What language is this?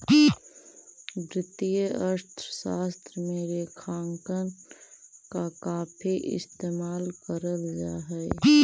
Magahi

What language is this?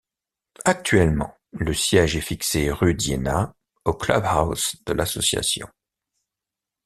French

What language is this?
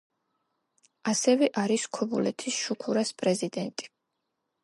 Georgian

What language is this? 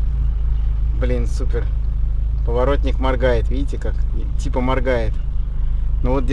Russian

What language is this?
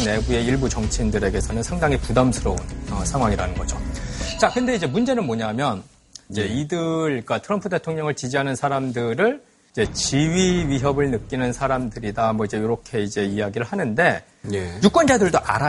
Korean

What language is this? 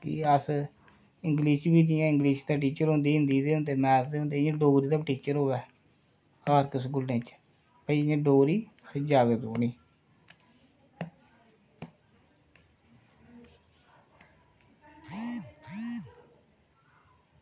Dogri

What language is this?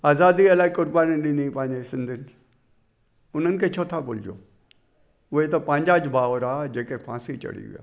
Sindhi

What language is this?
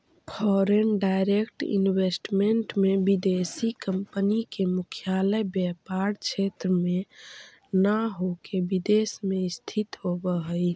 Magahi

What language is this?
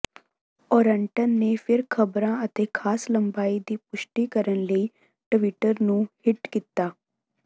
Punjabi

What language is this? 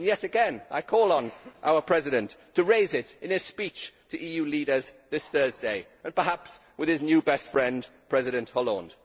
English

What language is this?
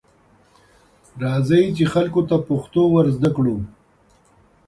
Pashto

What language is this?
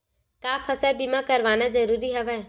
Chhattisgarhi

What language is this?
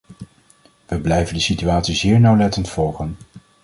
Dutch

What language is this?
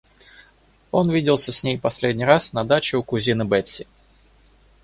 Russian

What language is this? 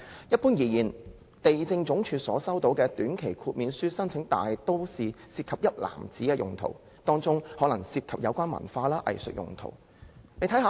Cantonese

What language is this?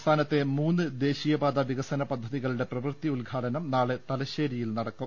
Malayalam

